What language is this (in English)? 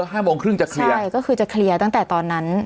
Thai